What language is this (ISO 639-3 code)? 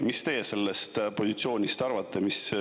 est